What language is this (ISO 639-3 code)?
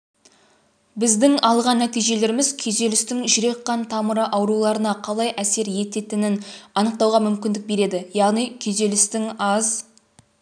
kaz